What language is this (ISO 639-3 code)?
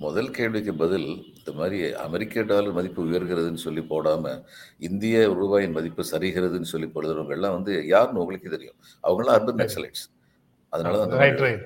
tam